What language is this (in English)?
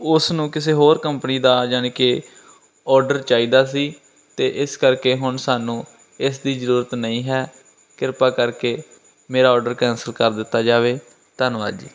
Punjabi